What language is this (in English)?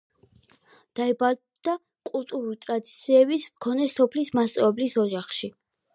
Georgian